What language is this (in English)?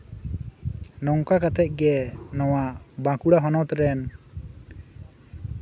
Santali